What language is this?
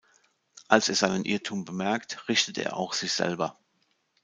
German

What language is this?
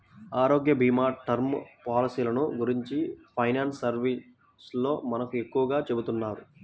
Telugu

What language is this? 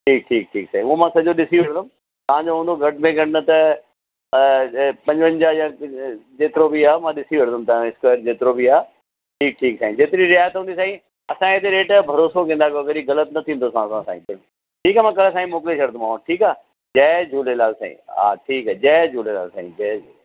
Sindhi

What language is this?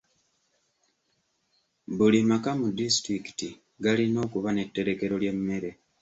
Ganda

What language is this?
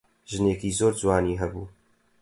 Central Kurdish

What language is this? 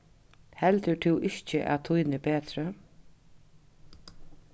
Faroese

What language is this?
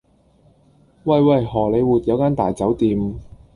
Cantonese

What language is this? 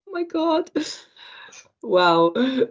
Welsh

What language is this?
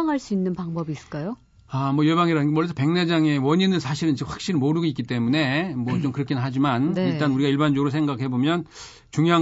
Korean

